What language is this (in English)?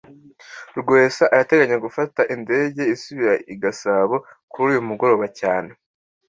Kinyarwanda